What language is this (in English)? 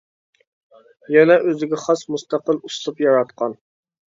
Uyghur